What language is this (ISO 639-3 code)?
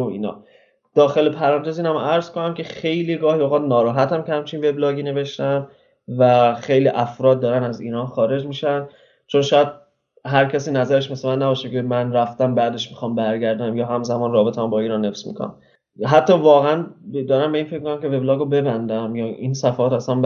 fas